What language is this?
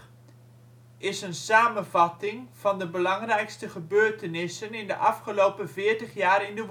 Dutch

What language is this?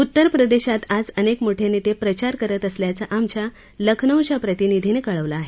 Marathi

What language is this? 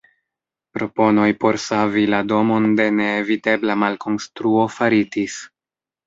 Esperanto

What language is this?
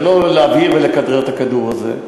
Hebrew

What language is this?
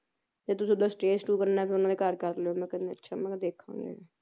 Punjabi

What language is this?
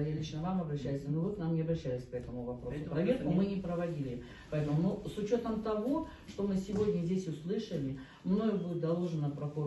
Russian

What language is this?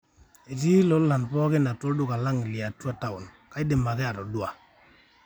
Masai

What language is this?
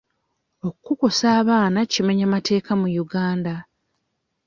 Ganda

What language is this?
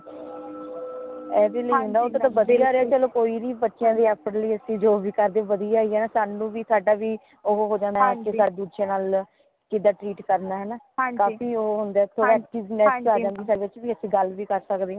Punjabi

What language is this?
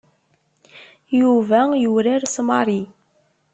Kabyle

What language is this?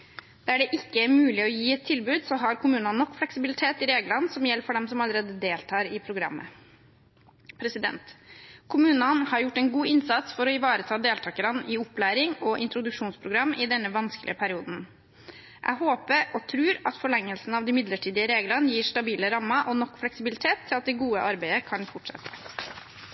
Norwegian Bokmål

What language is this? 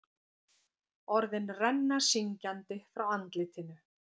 Icelandic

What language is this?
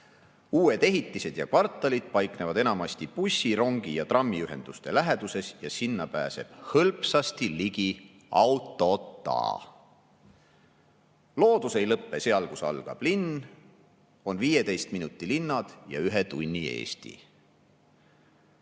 Estonian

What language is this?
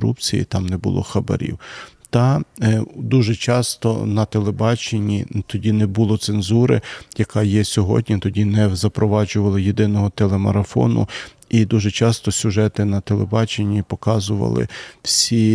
Ukrainian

